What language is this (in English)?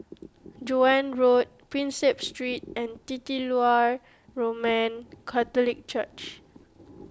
English